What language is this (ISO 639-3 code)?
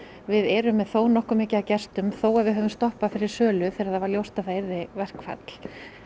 isl